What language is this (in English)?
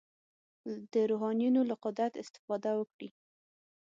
Pashto